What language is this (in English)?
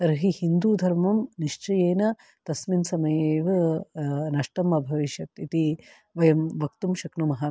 Sanskrit